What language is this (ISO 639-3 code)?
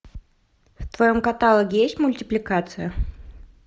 rus